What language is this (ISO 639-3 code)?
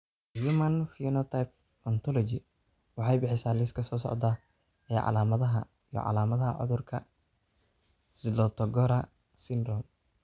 som